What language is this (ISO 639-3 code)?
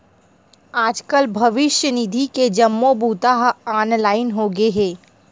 hne